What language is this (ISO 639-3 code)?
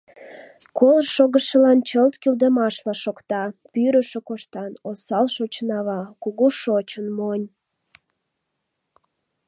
chm